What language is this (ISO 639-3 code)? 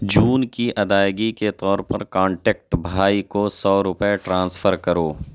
urd